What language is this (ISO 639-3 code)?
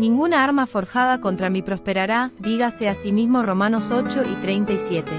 spa